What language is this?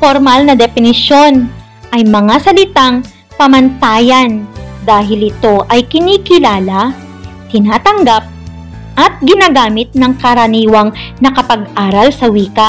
Filipino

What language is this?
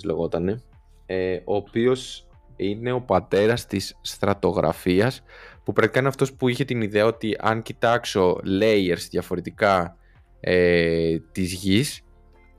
Greek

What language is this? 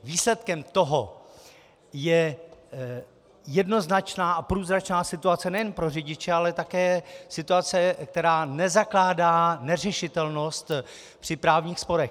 Czech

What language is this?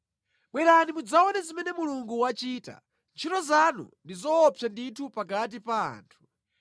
Nyanja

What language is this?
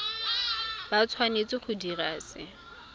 Tswana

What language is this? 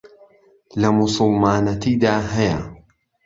Central Kurdish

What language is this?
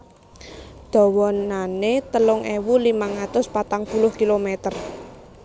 Javanese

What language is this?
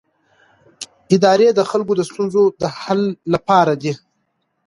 Pashto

